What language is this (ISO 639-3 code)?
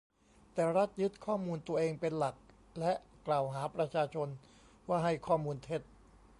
tha